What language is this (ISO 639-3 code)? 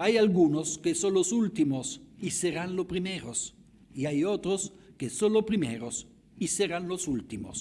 spa